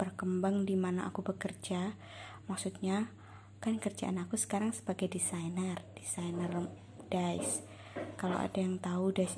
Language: Indonesian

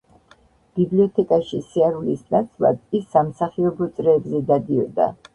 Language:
Georgian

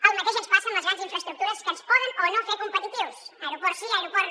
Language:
Catalan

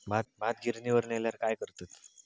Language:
Marathi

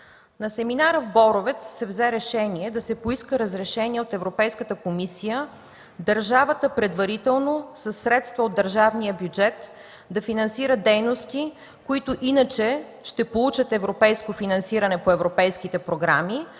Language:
Bulgarian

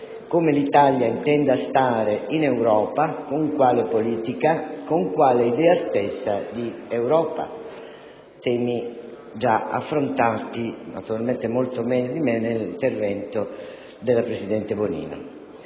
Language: Italian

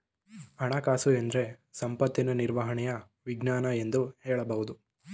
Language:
Kannada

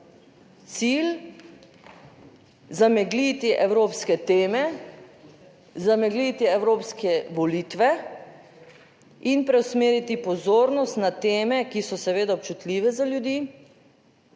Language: Slovenian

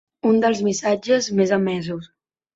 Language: Catalan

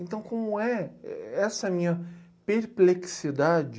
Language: Portuguese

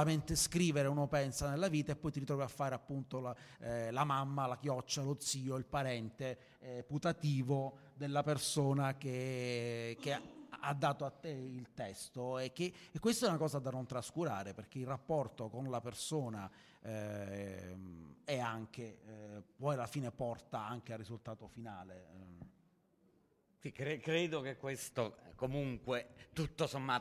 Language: Italian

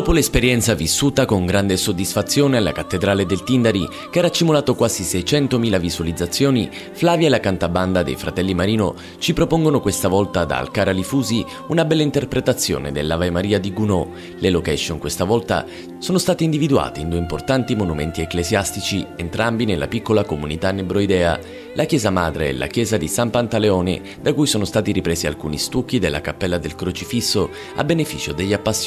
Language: Italian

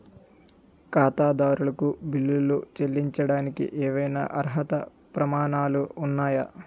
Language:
Telugu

